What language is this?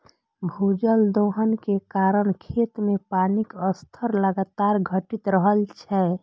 Maithili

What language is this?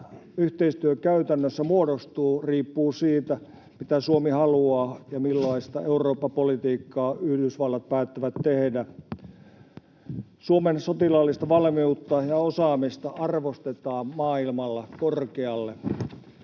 Finnish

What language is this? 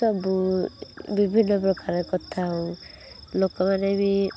Odia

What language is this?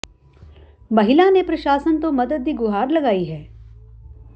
Punjabi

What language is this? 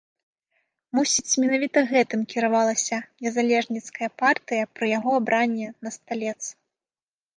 Belarusian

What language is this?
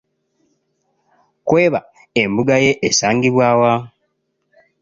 Ganda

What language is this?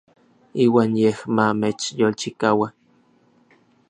Orizaba Nahuatl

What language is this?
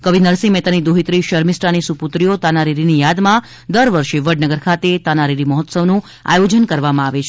Gujarati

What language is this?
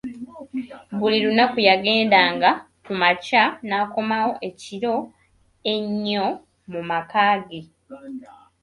Ganda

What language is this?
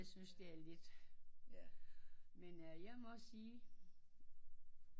Danish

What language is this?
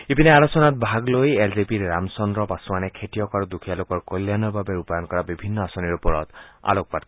Assamese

